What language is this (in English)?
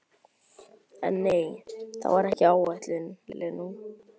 Icelandic